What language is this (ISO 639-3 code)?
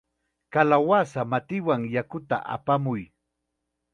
qxa